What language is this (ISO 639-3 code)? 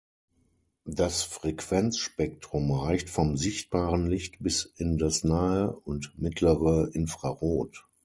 deu